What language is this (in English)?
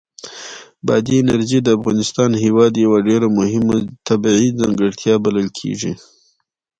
Pashto